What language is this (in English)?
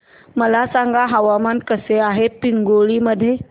Marathi